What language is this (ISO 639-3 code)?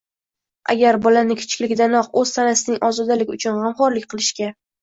uzb